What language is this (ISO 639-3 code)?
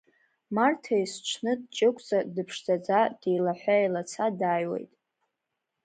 abk